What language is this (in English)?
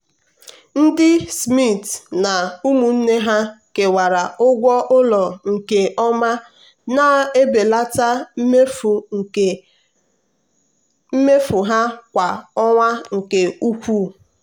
Igbo